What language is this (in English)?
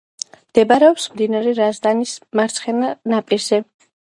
Georgian